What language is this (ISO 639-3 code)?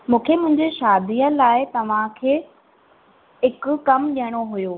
snd